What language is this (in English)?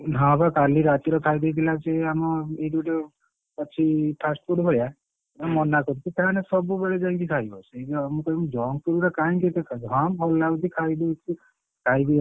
Odia